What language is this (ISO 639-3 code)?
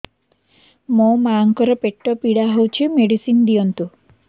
ori